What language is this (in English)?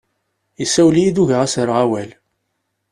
Kabyle